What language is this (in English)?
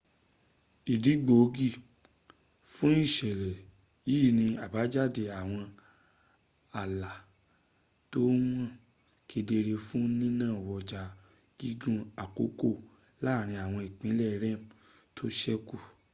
Yoruba